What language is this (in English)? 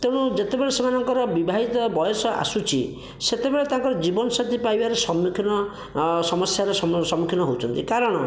Odia